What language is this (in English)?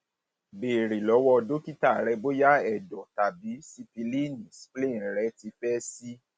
Yoruba